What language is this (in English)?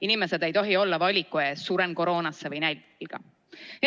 Estonian